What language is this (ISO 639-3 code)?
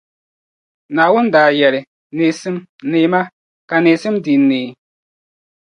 dag